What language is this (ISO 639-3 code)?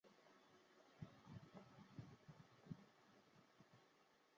zho